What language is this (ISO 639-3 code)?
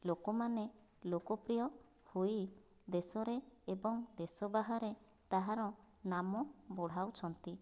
ori